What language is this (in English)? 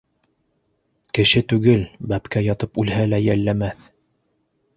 Bashkir